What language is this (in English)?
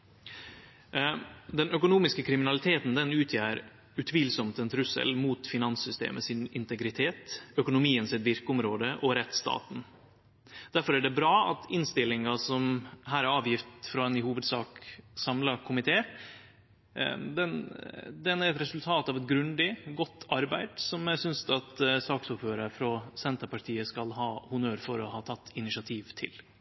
Norwegian Nynorsk